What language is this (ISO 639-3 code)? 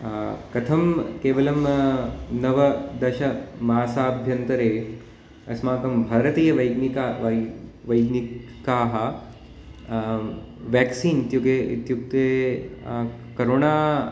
san